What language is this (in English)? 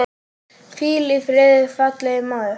Icelandic